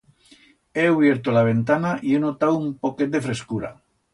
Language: Aragonese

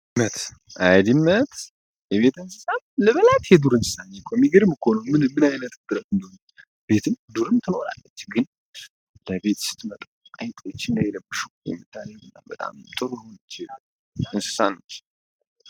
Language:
Amharic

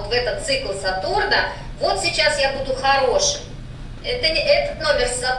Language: Russian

